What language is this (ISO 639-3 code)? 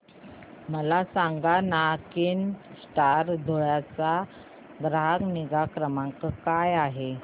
mar